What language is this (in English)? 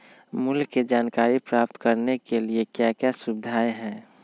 Magahi